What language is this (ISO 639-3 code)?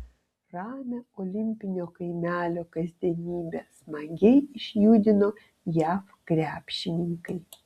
lit